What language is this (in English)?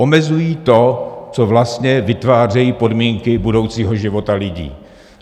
Czech